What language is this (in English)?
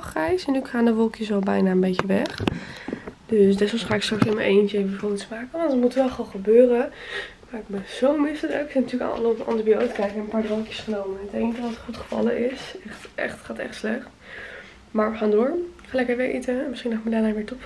Dutch